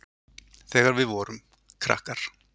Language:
Icelandic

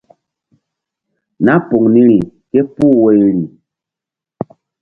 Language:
Mbum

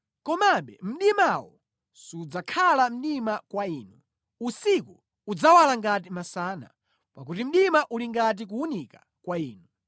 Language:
Nyanja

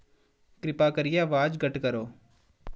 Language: Dogri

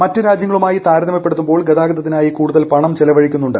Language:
Malayalam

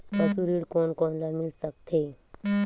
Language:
Chhattisgarhi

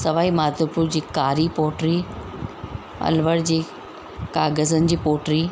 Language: Sindhi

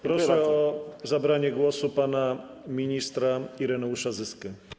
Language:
Polish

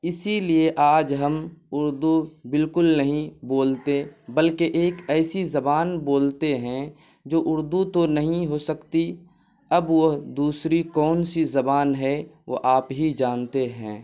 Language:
Urdu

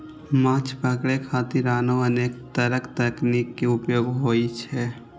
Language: Maithili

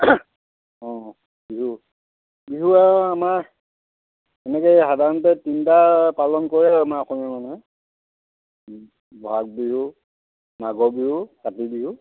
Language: Assamese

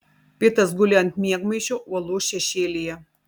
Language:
Lithuanian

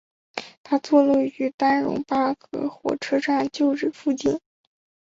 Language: Chinese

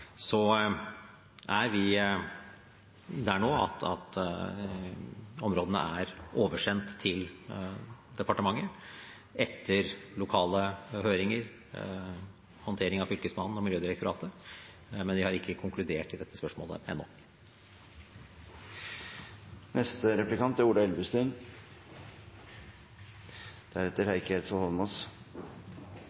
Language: Norwegian Bokmål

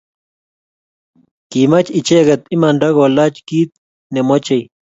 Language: Kalenjin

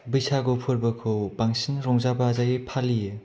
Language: Bodo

